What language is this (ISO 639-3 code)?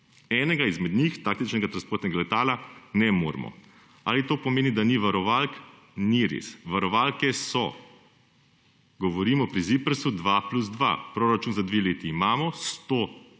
slv